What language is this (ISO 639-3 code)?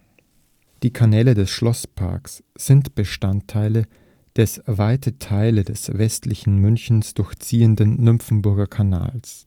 deu